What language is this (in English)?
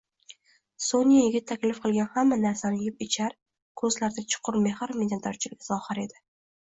Uzbek